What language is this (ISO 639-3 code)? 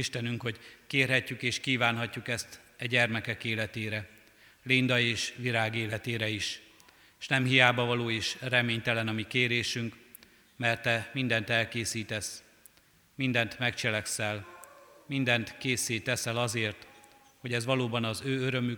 hun